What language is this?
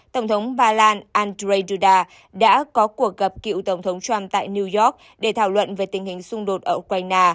Vietnamese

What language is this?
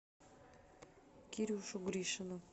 Russian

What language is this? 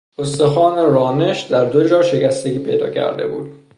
Persian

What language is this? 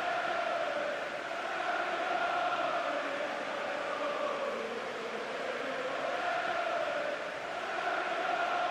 French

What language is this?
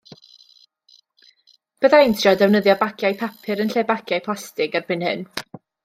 Welsh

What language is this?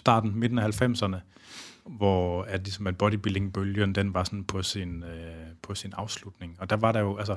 Danish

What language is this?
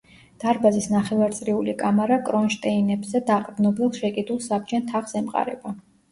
Georgian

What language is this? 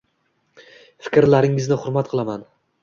Uzbek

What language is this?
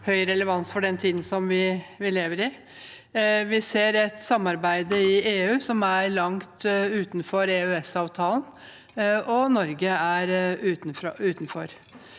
Norwegian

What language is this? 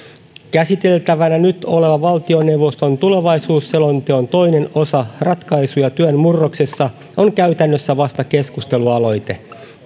Finnish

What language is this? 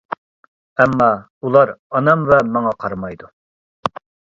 Uyghur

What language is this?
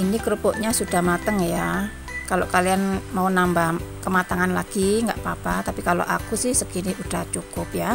Indonesian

